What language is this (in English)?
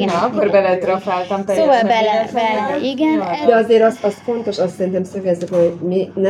Hungarian